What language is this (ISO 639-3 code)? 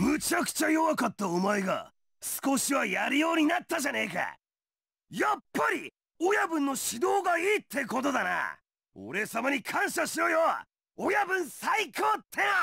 jpn